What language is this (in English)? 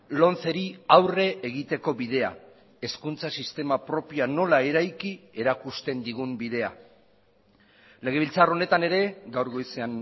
Basque